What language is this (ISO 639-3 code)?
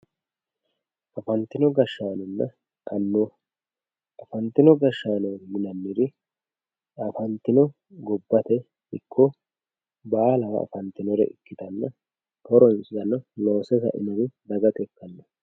sid